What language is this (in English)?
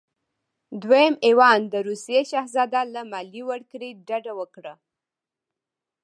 Pashto